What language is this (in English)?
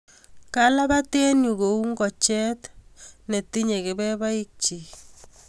Kalenjin